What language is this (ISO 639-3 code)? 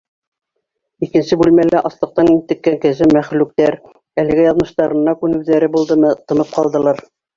bak